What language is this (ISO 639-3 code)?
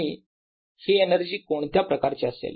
mar